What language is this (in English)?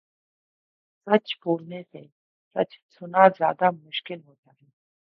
Urdu